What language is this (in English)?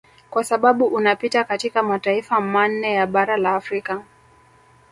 Swahili